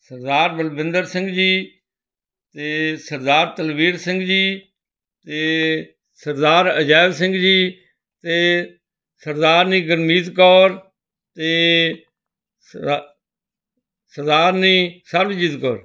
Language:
Punjabi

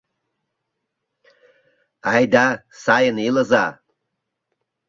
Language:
Mari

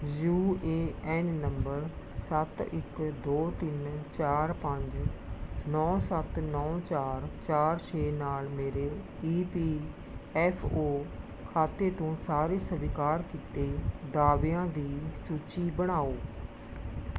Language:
Punjabi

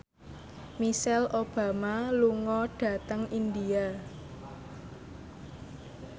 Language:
Javanese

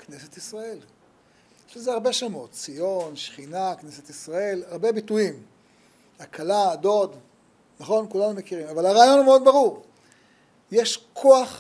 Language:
Hebrew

